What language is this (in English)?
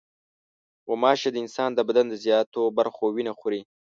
Pashto